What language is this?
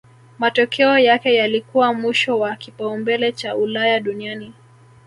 Swahili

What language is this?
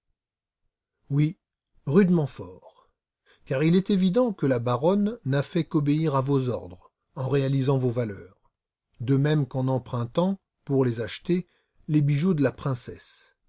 French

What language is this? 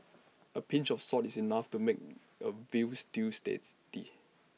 English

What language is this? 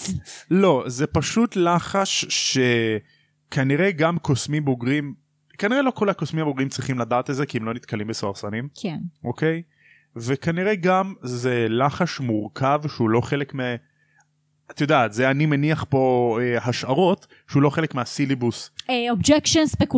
Hebrew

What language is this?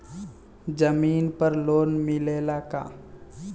Bhojpuri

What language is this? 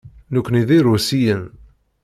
Kabyle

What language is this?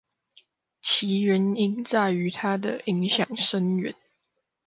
Chinese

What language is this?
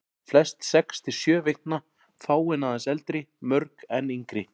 Icelandic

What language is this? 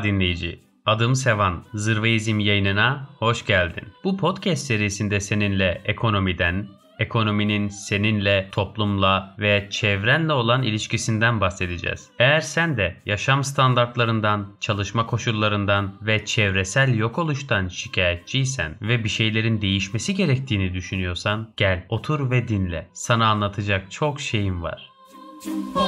Turkish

